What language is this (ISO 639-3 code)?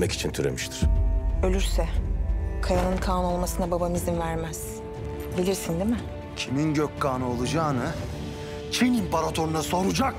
tur